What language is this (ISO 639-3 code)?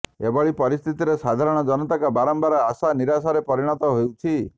ori